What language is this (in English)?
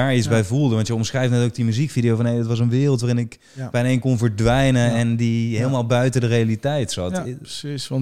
Dutch